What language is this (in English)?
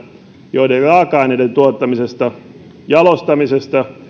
Finnish